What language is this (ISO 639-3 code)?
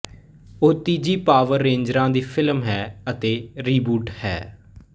pan